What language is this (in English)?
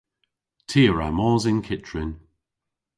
Cornish